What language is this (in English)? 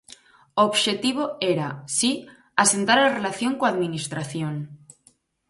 Galician